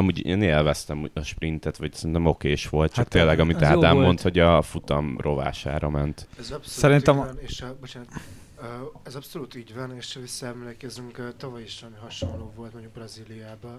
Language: Hungarian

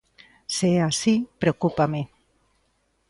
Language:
Galician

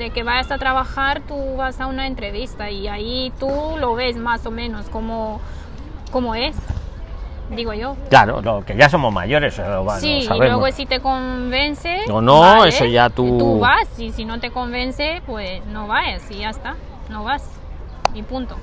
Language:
Spanish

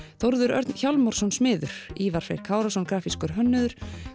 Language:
Icelandic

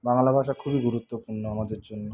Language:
Bangla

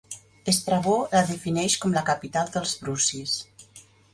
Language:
Catalan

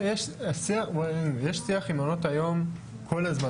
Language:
Hebrew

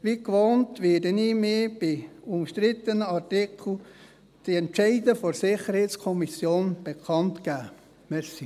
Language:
Swiss German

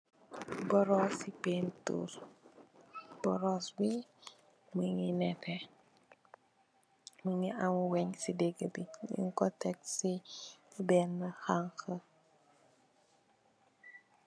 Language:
Wolof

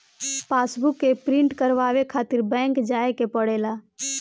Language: Bhojpuri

